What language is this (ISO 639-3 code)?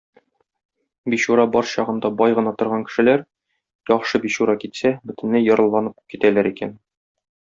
tat